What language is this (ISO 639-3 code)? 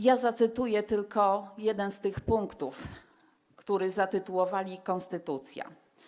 pol